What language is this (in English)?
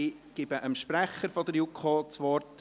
Swiss German